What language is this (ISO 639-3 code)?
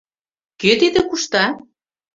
chm